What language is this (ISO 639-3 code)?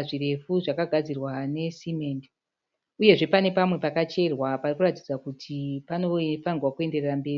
sna